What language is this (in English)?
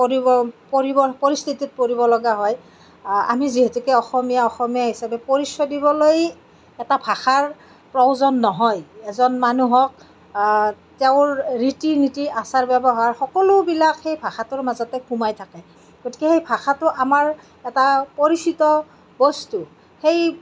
Assamese